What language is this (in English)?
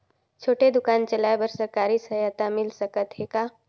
Chhattisgarhi